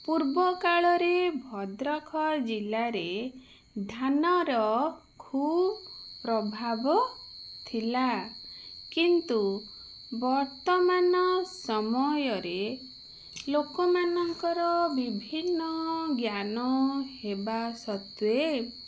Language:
Odia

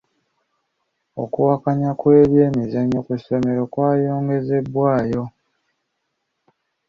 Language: Ganda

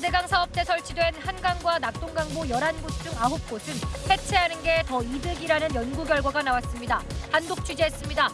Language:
Korean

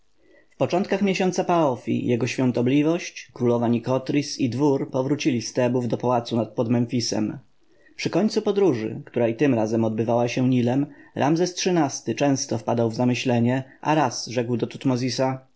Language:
Polish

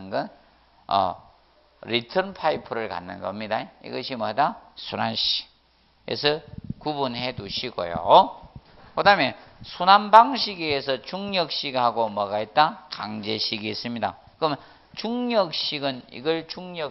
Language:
Korean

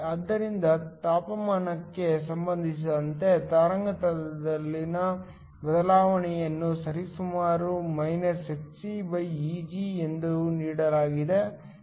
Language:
Kannada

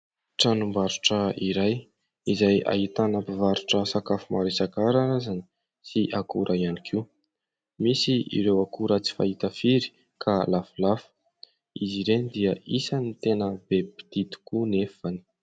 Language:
Malagasy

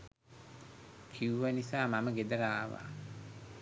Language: Sinhala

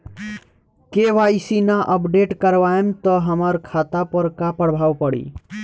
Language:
Bhojpuri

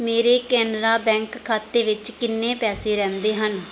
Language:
Punjabi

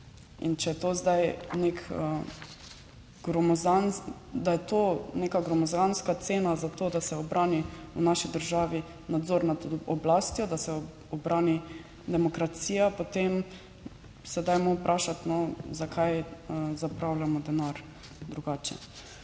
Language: Slovenian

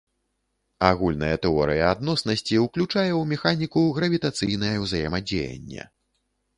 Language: Belarusian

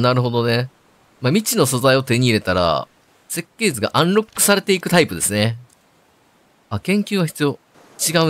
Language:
Japanese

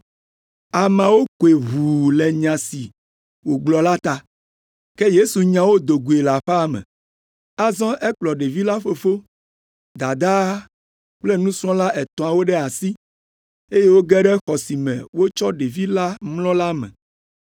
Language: Ewe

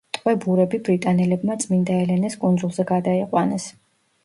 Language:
Georgian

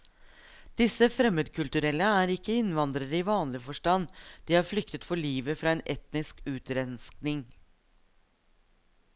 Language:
Norwegian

